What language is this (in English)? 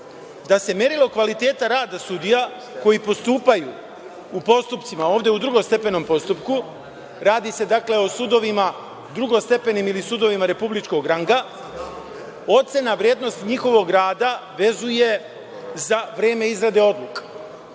Serbian